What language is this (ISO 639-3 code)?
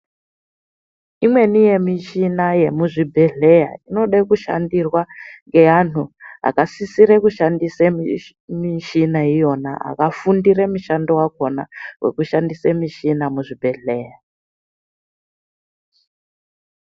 ndc